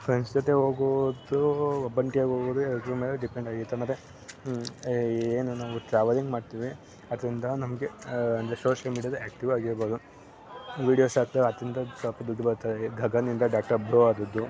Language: Kannada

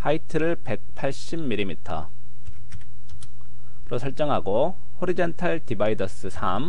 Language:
Korean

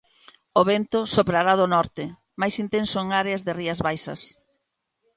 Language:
Galician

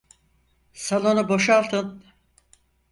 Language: Turkish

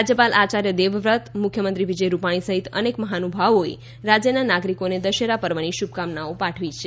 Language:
Gujarati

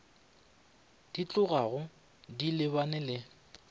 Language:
Northern Sotho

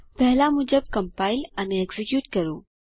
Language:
Gujarati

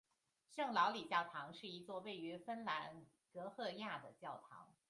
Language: Chinese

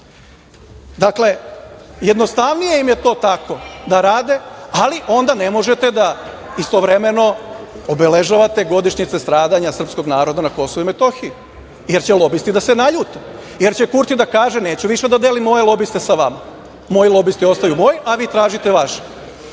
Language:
Serbian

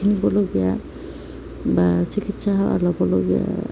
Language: Assamese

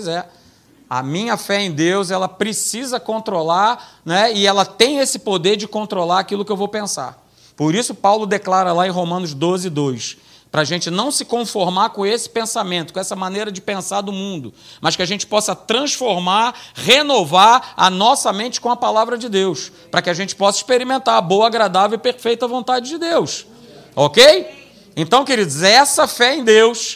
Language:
Portuguese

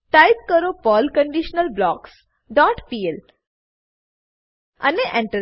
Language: Gujarati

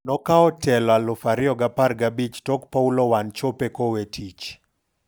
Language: Luo (Kenya and Tanzania)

